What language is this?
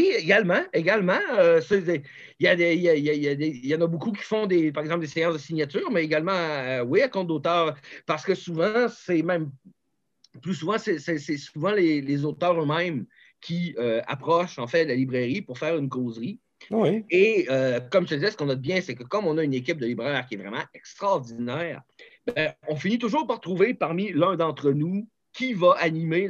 French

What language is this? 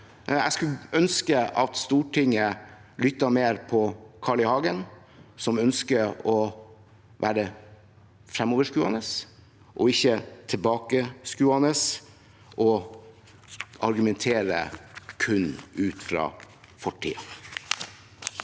Norwegian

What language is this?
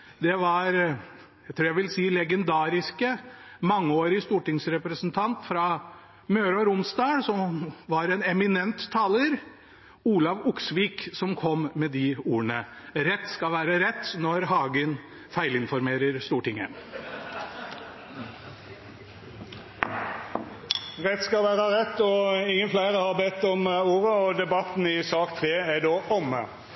Norwegian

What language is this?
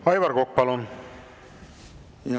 Estonian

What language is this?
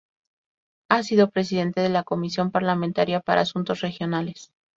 Spanish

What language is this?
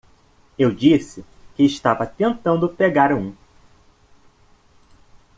Portuguese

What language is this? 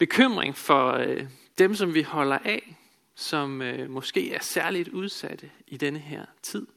Danish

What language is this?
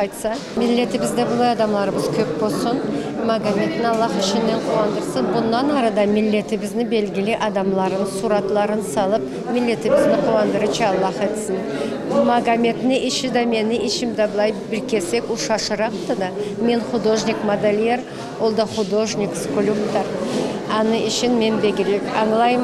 Turkish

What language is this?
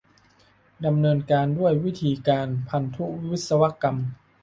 Thai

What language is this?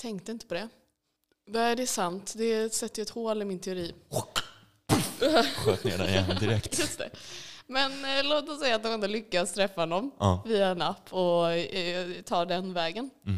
Swedish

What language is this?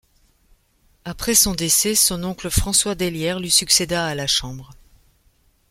French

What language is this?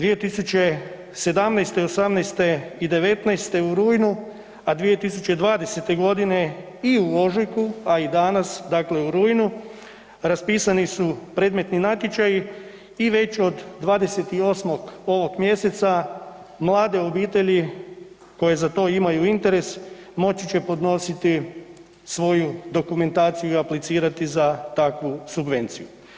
Croatian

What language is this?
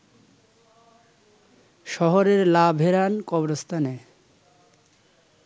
Bangla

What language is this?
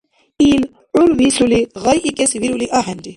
Dargwa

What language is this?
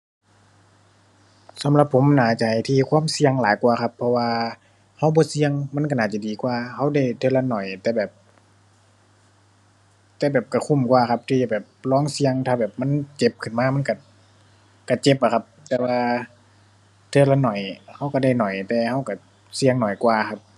Thai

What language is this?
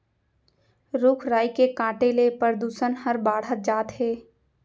Chhattisgarhi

